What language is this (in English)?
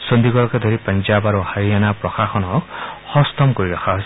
Assamese